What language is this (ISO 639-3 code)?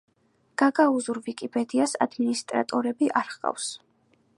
kat